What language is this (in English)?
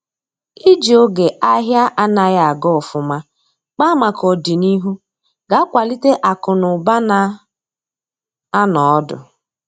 Igbo